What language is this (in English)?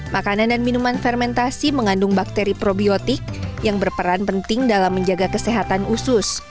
Indonesian